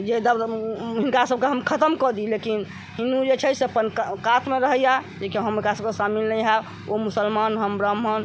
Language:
Maithili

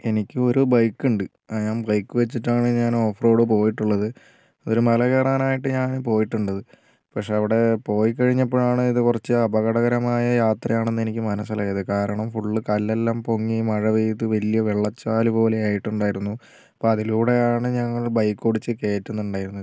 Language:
Malayalam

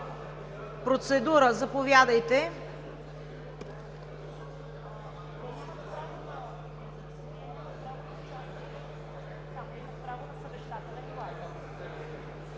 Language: Bulgarian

